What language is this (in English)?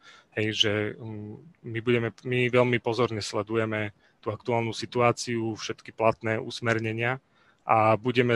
Slovak